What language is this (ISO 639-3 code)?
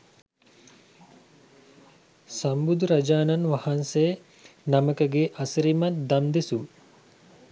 sin